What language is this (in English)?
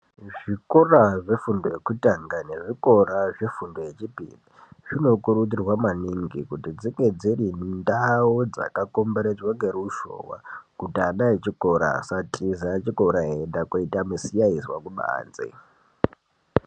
Ndau